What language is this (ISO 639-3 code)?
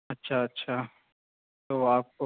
urd